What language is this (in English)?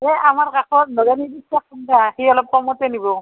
Assamese